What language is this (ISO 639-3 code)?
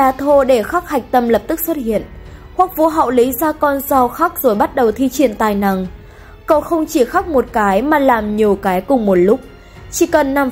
vie